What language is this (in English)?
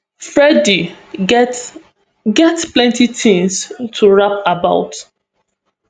Nigerian Pidgin